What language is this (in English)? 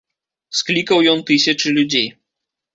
Belarusian